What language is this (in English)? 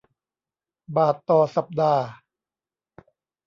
Thai